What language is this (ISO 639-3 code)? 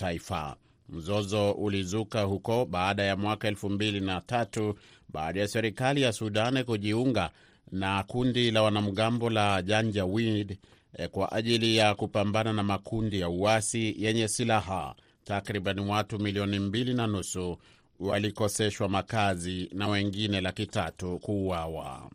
swa